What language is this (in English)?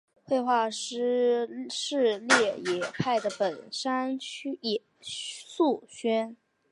Chinese